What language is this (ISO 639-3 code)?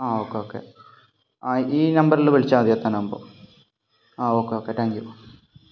mal